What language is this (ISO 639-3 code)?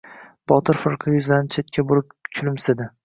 uzb